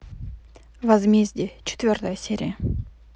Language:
Russian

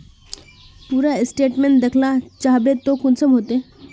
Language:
Magahi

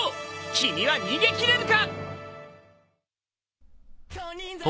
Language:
Japanese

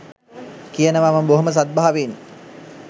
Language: Sinhala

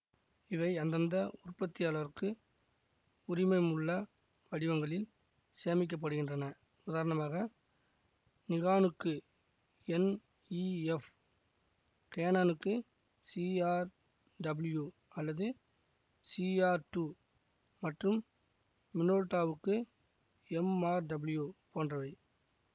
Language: Tamil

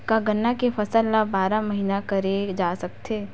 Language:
Chhattisgarhi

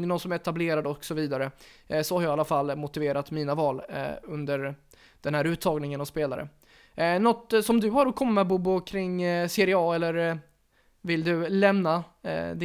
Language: Swedish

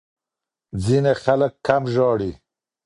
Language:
Pashto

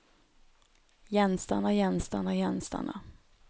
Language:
Norwegian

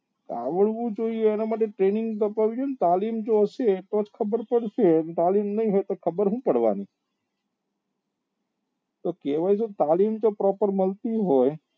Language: Gujarati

